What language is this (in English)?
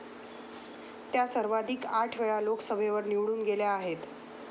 Marathi